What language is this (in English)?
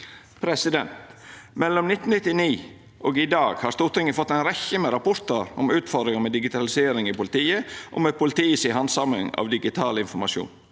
Norwegian